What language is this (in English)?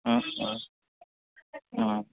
Assamese